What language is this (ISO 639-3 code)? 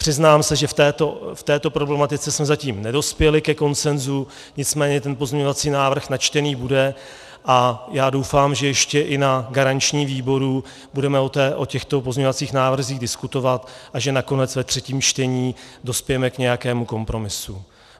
ces